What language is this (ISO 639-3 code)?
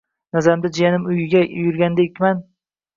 uzb